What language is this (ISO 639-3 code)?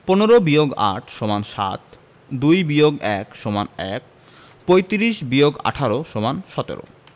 ben